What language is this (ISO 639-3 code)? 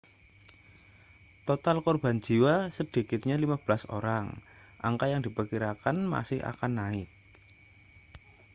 ind